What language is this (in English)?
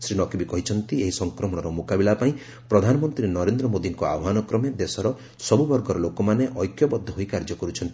Odia